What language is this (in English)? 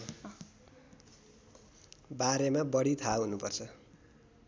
Nepali